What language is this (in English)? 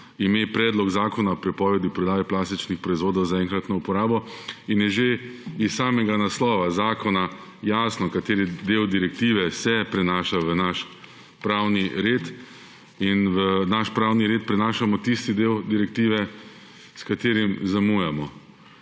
Slovenian